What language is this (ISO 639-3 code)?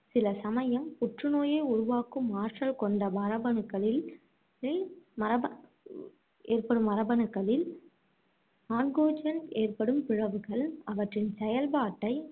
tam